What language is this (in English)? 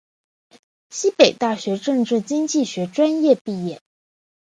Chinese